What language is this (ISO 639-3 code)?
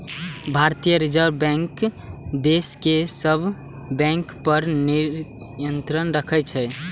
mai